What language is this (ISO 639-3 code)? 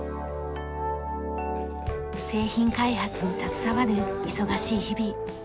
jpn